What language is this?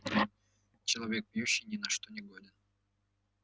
Russian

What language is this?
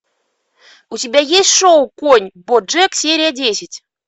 Russian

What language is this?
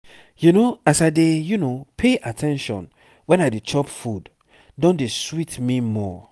Nigerian Pidgin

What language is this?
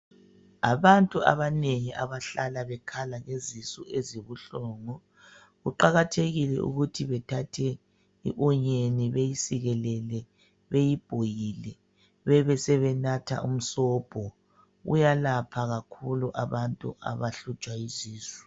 North Ndebele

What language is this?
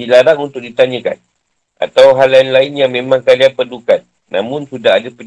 Malay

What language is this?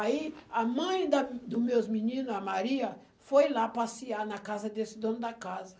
Portuguese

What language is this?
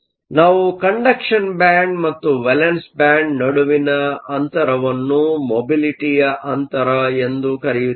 Kannada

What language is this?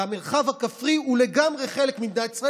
Hebrew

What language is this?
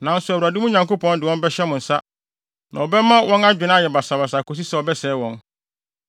Akan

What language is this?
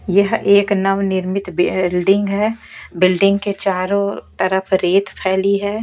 Hindi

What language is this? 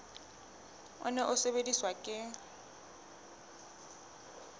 Southern Sotho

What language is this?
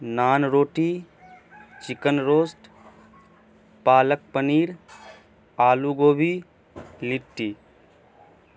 Urdu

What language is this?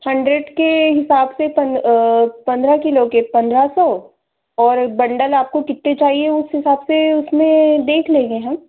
Hindi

